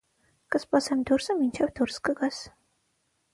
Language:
Armenian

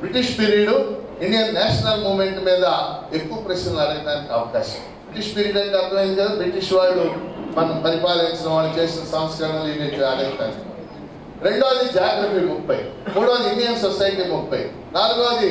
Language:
Telugu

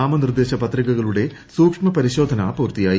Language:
Malayalam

